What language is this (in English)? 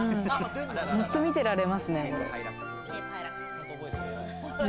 Japanese